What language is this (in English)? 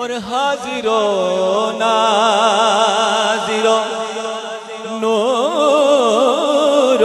Hindi